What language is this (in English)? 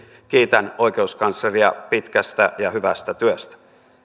Finnish